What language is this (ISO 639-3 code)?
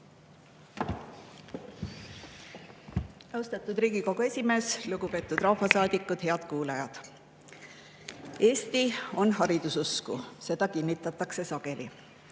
est